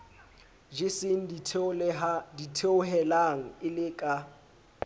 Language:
Southern Sotho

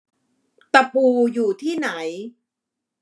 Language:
Thai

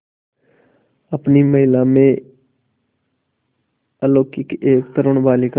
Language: Hindi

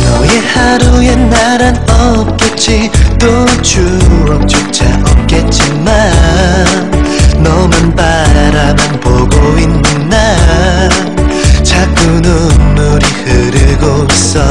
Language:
Hungarian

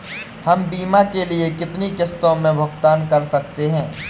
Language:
Hindi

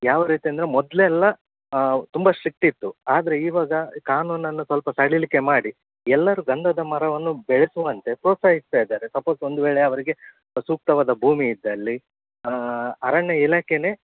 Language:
Kannada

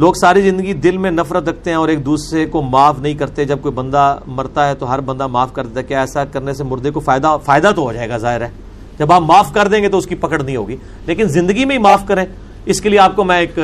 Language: Urdu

